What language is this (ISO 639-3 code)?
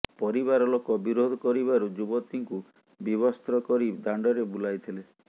ori